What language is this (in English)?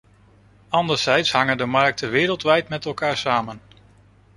Dutch